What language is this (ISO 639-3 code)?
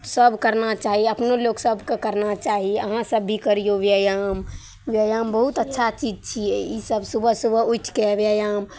mai